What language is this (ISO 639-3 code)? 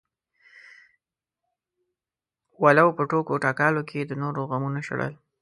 pus